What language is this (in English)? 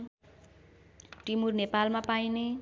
Nepali